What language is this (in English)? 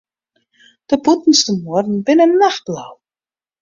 Western Frisian